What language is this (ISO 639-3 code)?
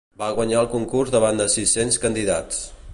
cat